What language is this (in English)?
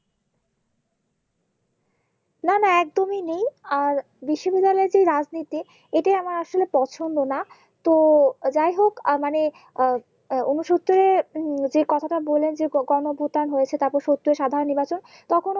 Bangla